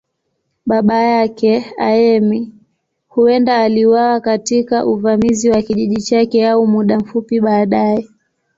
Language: Swahili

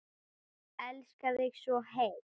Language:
Icelandic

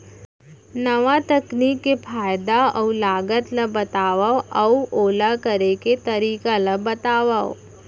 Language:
Chhattisgarhi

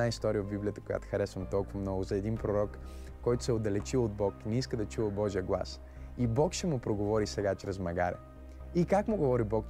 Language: Bulgarian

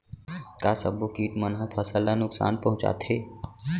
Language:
Chhattisgarhi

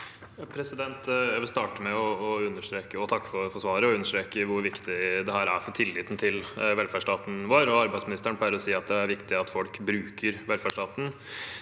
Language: Norwegian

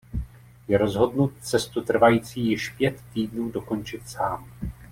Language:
Czech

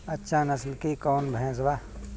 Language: Bhojpuri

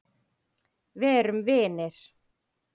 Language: Icelandic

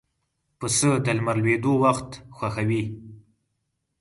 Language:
Pashto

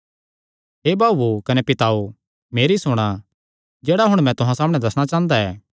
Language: Kangri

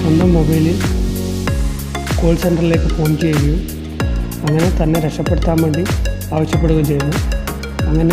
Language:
Romanian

